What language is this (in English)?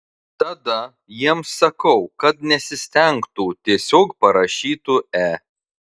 Lithuanian